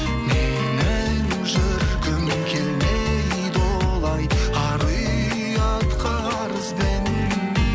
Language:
Kazakh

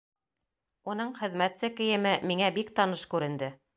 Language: Bashkir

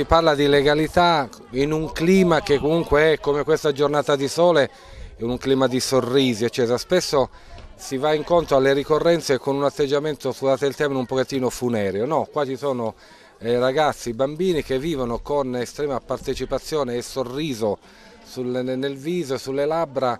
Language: Italian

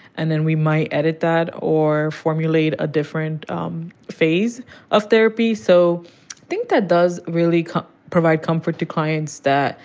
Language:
English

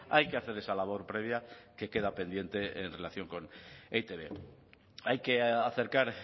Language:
Spanish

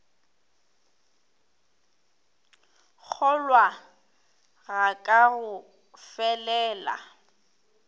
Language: Northern Sotho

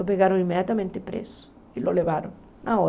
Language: Portuguese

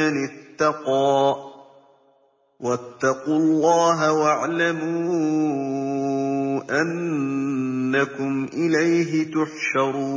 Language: Arabic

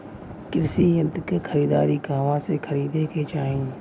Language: Bhojpuri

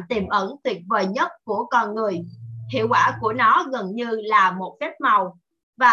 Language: Vietnamese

